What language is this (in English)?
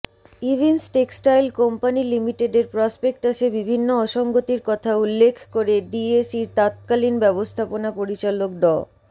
Bangla